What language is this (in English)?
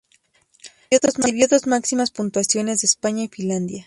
Spanish